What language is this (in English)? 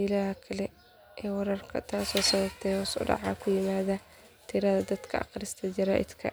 Somali